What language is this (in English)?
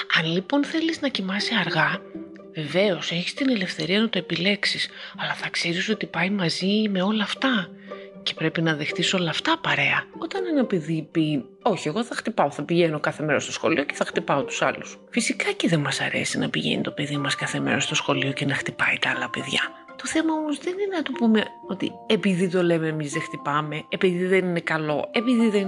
Greek